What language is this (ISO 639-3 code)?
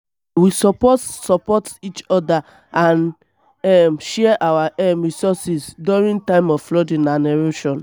pcm